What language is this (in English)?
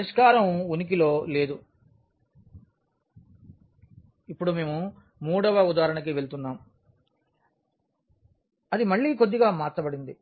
Telugu